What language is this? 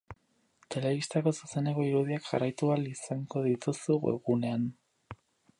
Basque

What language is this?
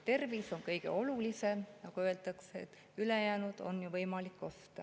Estonian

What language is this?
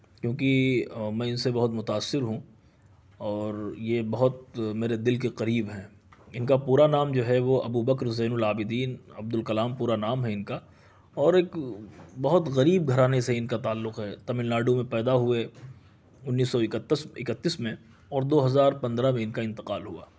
Urdu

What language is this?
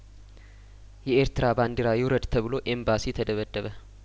Amharic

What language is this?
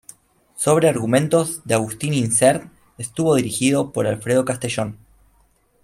Spanish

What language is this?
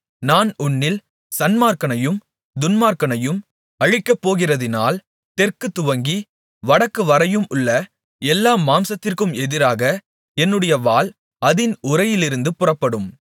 Tamil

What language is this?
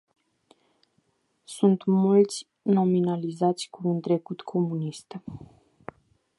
Romanian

